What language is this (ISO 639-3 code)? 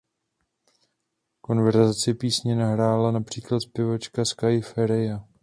ces